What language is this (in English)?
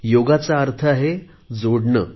Marathi